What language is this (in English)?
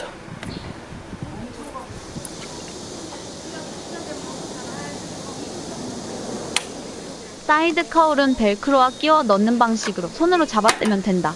Korean